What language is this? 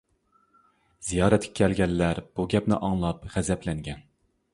Uyghur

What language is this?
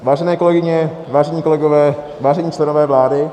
Czech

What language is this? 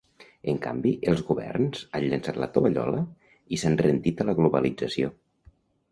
Catalan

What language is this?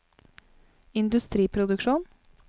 Norwegian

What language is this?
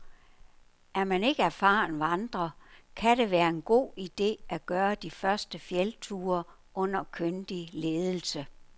Danish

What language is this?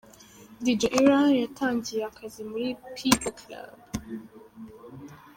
Kinyarwanda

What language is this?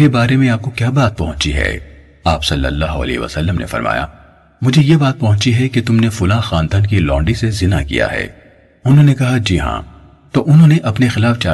Urdu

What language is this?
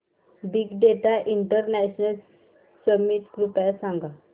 Marathi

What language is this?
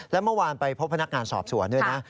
Thai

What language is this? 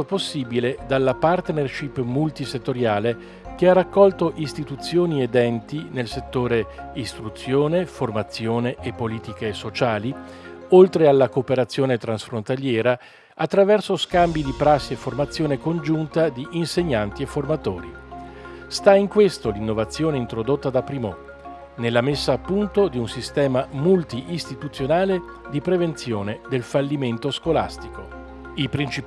Italian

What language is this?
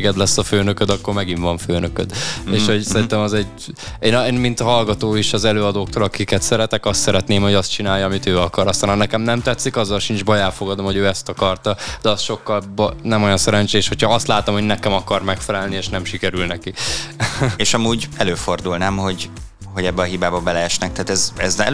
Hungarian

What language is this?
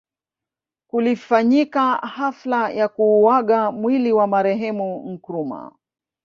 Swahili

